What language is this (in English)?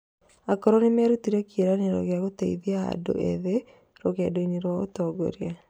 Kikuyu